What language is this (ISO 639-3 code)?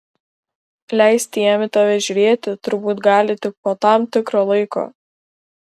lit